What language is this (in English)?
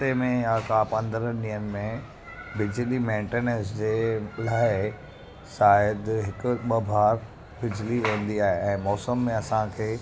Sindhi